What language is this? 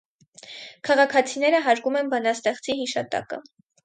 Armenian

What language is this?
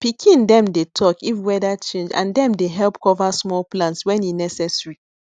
Nigerian Pidgin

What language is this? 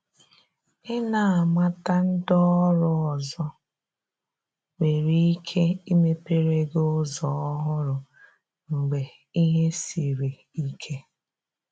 Igbo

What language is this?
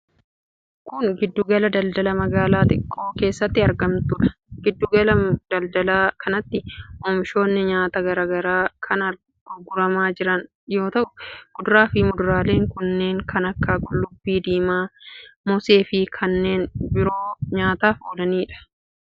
Oromo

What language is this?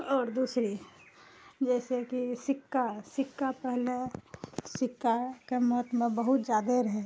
Maithili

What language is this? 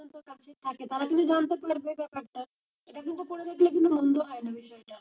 Bangla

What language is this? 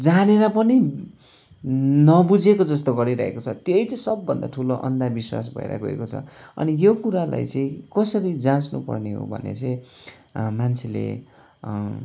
Nepali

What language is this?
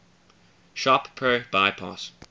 English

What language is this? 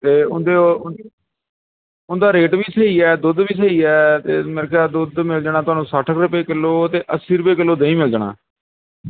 Punjabi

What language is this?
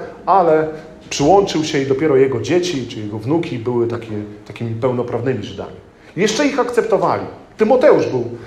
Polish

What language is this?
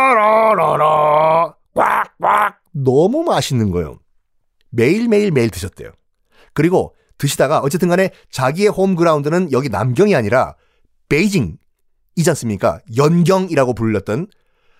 Korean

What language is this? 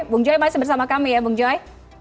Indonesian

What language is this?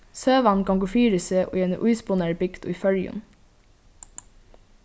Faroese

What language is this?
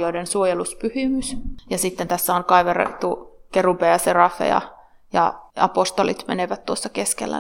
Finnish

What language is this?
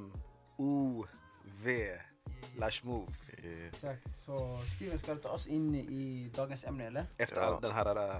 Swedish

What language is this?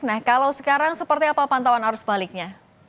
Indonesian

